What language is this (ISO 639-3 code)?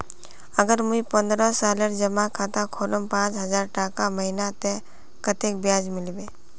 mag